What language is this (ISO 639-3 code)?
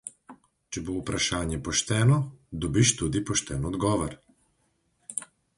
slv